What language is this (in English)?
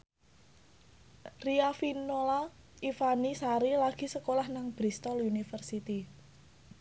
Javanese